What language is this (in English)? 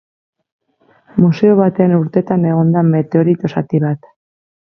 Basque